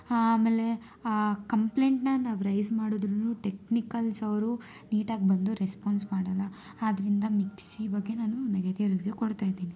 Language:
Kannada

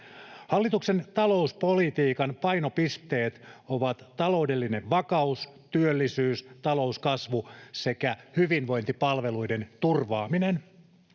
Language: Finnish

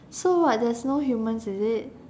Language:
English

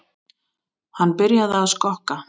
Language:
Icelandic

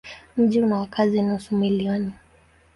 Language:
Swahili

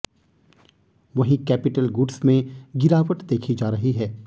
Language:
Hindi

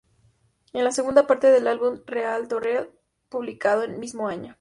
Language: Spanish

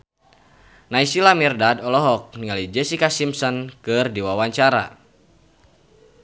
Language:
Sundanese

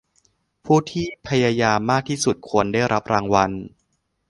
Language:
Thai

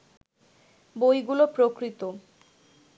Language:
Bangla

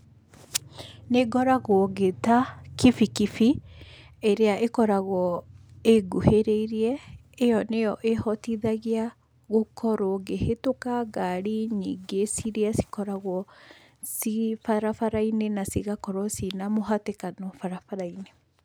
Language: Kikuyu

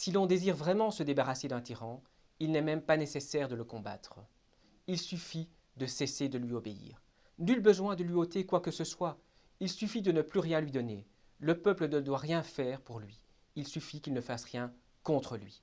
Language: French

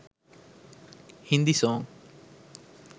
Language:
Sinhala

